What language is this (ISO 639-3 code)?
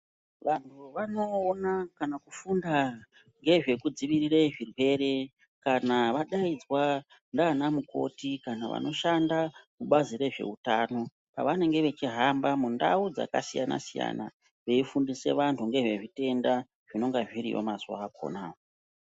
ndc